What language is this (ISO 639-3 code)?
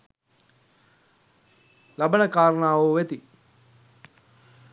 sin